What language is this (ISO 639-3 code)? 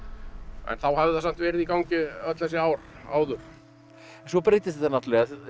isl